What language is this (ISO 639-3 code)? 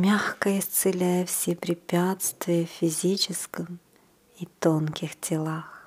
rus